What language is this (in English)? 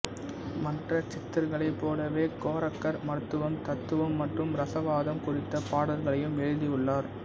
Tamil